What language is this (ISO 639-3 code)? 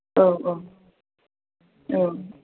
brx